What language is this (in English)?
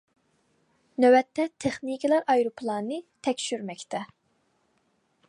Uyghur